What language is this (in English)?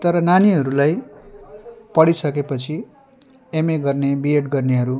Nepali